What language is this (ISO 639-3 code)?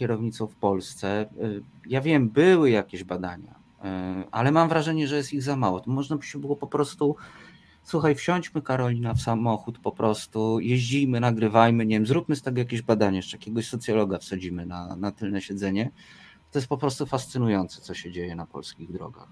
pol